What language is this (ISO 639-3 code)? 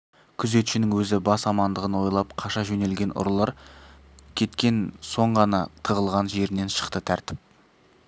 kaz